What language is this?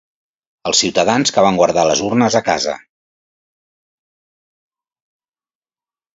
Catalan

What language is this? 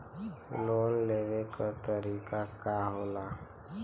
Bhojpuri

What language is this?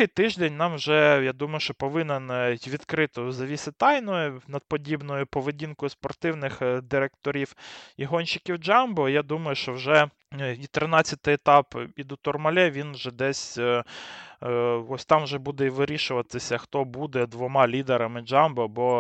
Ukrainian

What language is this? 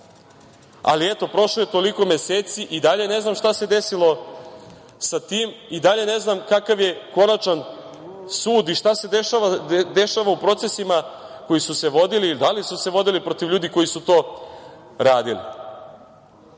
Serbian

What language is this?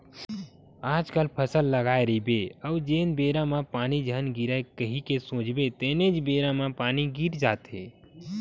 Chhattisgarhi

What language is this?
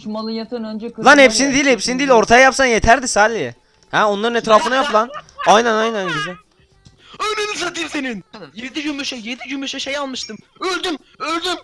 Turkish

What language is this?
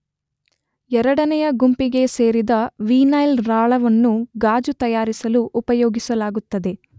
Kannada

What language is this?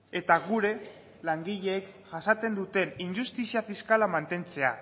Basque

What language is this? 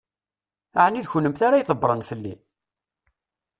Kabyle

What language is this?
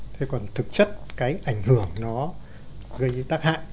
Vietnamese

